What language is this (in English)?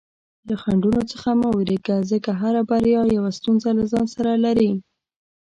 Pashto